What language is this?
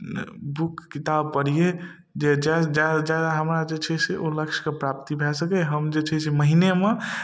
Maithili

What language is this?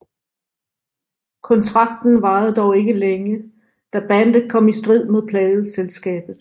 Danish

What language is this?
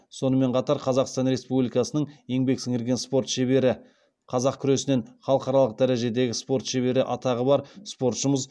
Kazakh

